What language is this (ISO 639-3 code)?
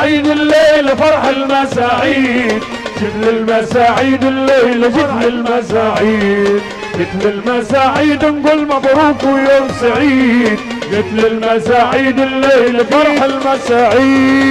ara